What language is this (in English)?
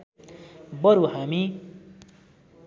Nepali